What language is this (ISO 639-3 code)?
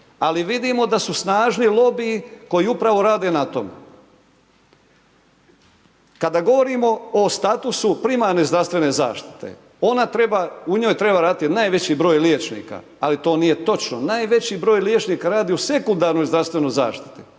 hrv